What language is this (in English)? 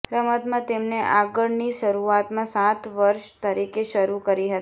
Gujarati